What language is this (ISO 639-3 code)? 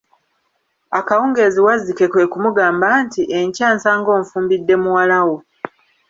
lug